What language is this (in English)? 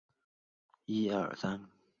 Chinese